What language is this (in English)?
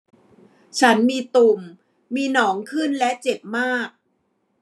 Thai